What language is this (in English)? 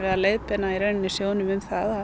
Icelandic